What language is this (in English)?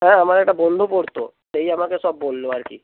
Bangla